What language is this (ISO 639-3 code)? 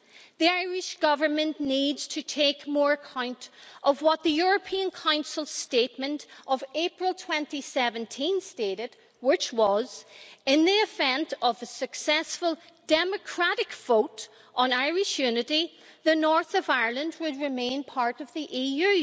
eng